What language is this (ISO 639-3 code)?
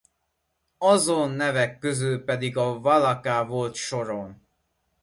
hun